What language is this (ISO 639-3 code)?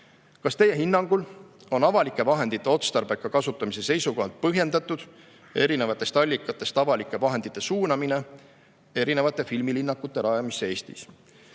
est